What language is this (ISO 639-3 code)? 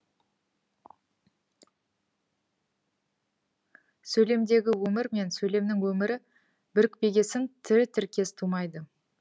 kaz